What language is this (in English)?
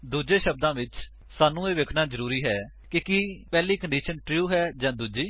Punjabi